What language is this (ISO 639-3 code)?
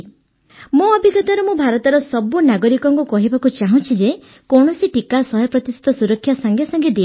ori